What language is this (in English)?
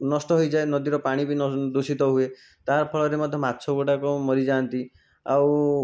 Odia